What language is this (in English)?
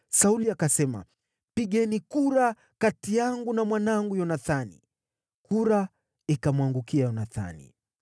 Swahili